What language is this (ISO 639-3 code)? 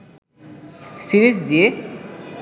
ben